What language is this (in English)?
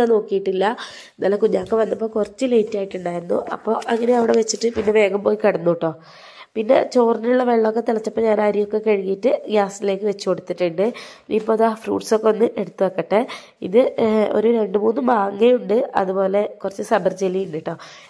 Malayalam